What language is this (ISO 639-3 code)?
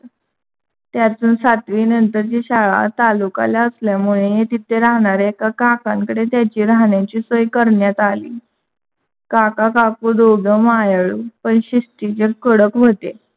mar